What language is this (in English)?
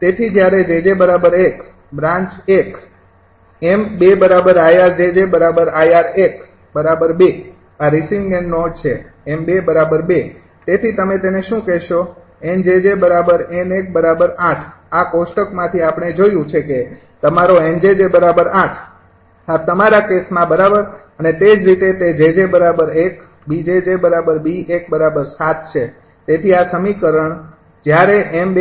Gujarati